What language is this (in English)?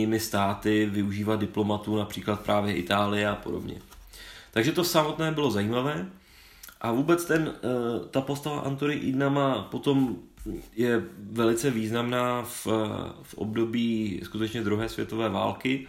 Czech